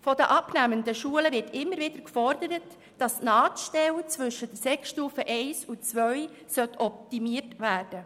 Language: Swiss German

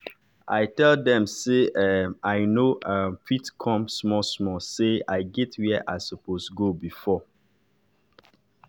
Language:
Nigerian Pidgin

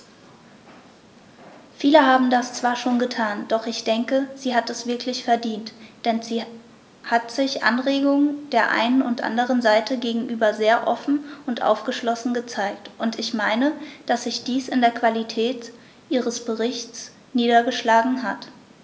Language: German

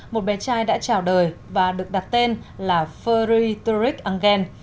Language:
Vietnamese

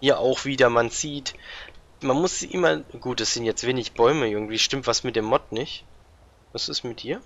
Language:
German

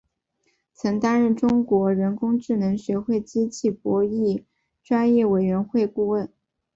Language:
Chinese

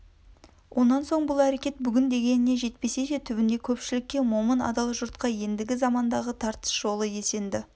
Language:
Kazakh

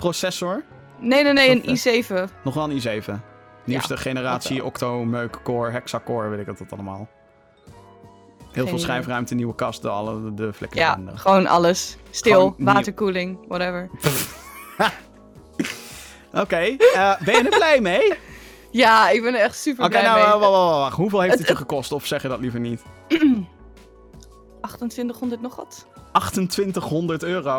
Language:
Dutch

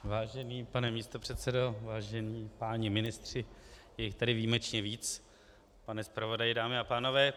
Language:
Czech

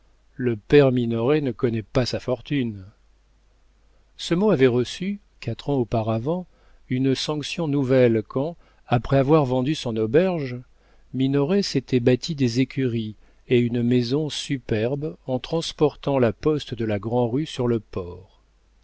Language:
French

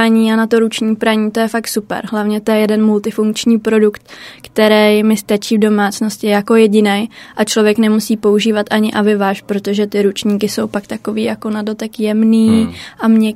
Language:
Czech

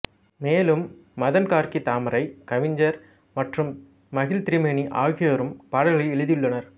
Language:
Tamil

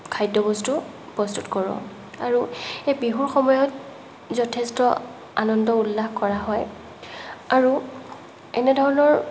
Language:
Assamese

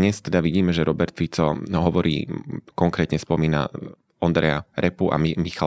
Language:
Slovak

